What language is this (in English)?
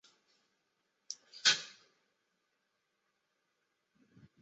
Chinese